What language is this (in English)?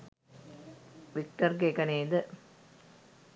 Sinhala